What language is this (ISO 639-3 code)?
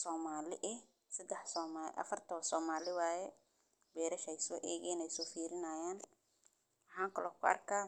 som